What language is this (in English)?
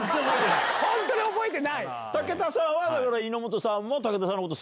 Japanese